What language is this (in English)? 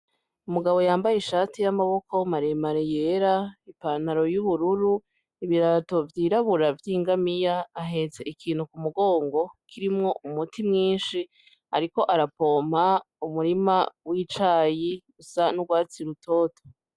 Rundi